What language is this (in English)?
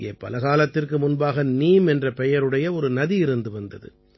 Tamil